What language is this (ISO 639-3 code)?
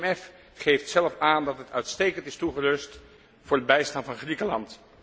nld